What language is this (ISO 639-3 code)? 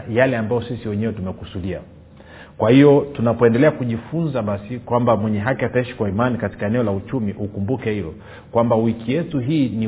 swa